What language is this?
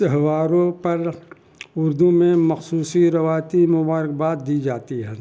Urdu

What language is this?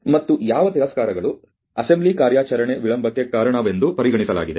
Kannada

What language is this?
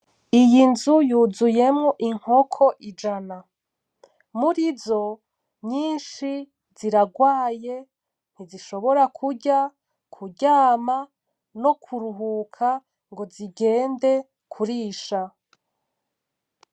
Rundi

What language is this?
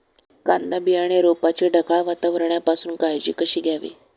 Marathi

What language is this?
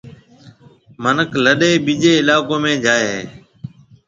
Marwari (Pakistan)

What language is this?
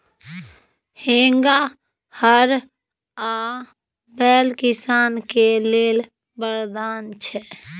Maithili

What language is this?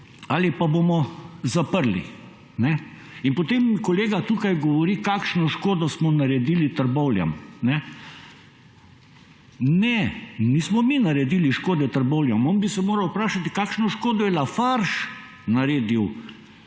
Slovenian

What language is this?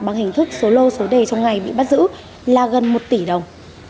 Vietnamese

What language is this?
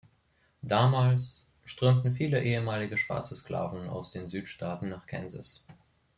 German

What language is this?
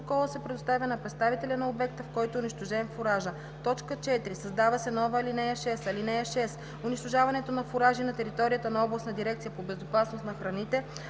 Bulgarian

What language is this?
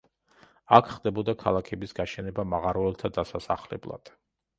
Georgian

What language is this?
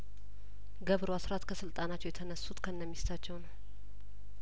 Amharic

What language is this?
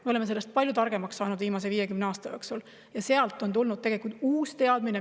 Estonian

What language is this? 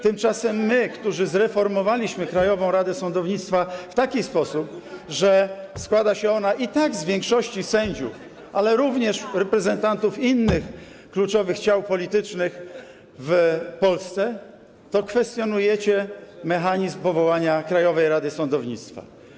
Polish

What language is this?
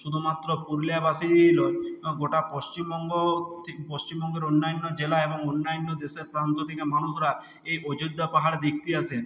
Bangla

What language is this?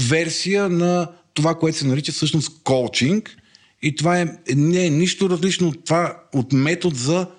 Bulgarian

